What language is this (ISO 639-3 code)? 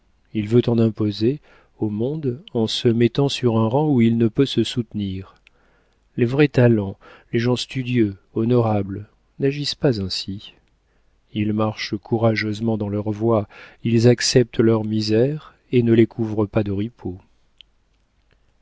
fra